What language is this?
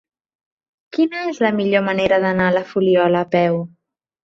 Catalan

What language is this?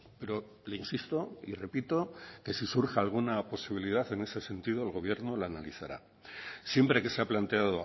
Spanish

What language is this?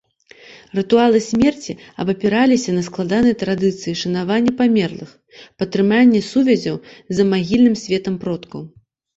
Belarusian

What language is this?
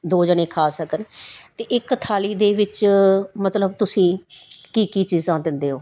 Punjabi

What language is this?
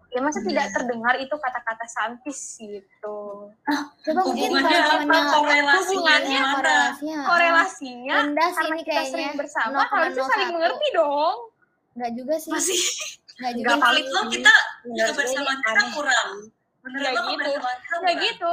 Indonesian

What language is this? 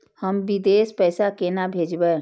Maithili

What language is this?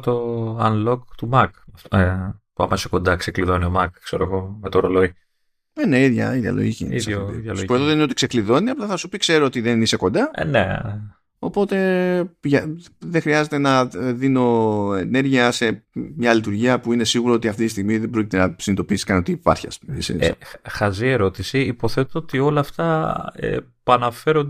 Greek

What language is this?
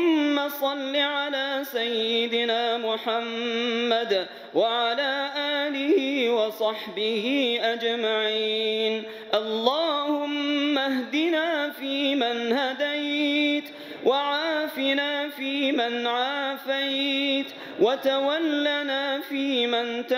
Arabic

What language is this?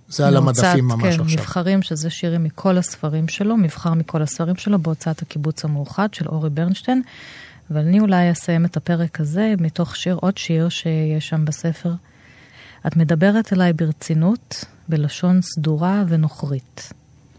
Hebrew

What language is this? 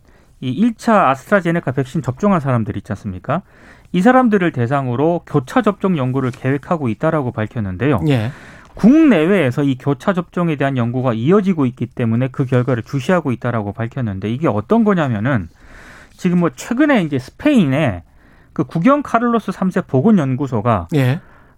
Korean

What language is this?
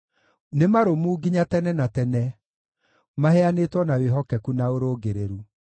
Kikuyu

